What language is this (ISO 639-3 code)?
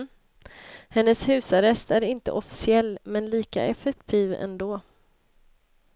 swe